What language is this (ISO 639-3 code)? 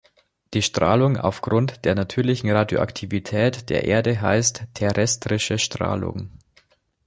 deu